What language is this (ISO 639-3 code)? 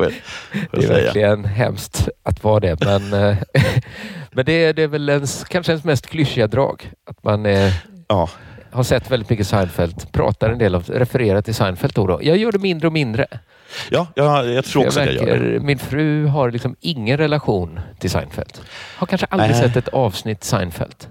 swe